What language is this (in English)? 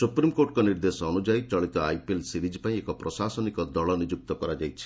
Odia